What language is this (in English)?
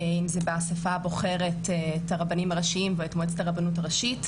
Hebrew